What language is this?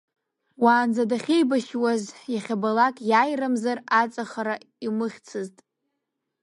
Abkhazian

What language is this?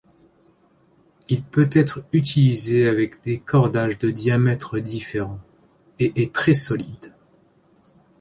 French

